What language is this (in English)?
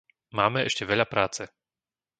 Slovak